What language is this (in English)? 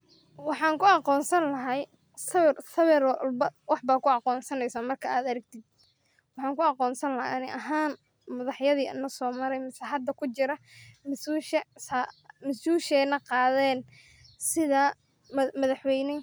Somali